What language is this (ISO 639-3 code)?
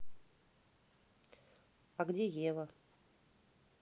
rus